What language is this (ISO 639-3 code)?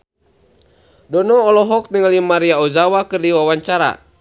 sun